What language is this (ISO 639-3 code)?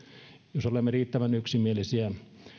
fin